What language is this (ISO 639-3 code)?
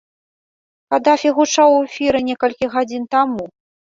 bel